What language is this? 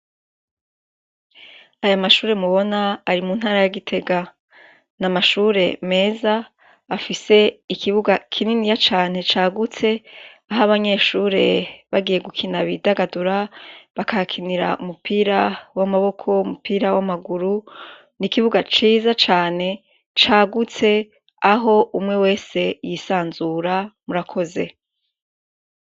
Rundi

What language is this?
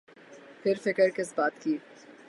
Urdu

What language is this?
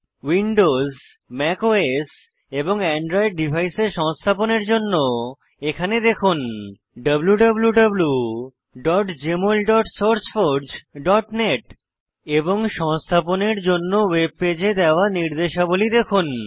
Bangla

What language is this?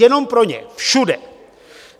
Czech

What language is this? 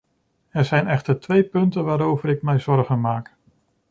Dutch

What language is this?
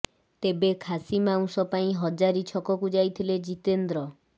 Odia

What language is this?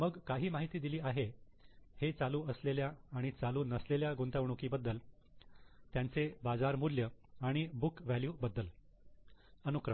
Marathi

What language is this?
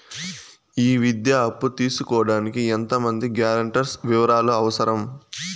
Telugu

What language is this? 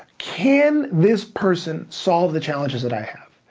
English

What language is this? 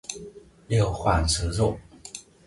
Vietnamese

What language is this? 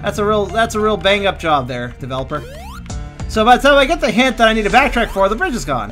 English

